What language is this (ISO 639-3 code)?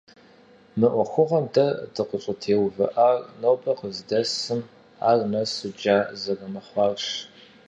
kbd